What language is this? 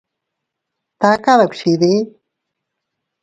Teutila Cuicatec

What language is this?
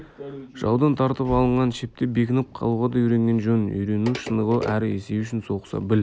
Kazakh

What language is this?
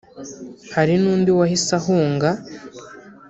Kinyarwanda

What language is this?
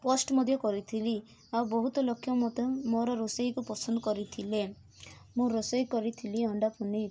Odia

